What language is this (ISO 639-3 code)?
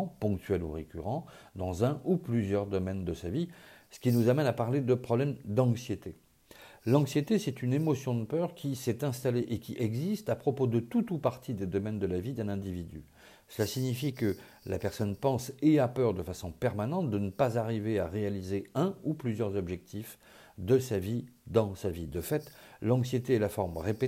fra